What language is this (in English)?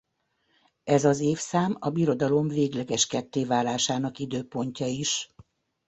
Hungarian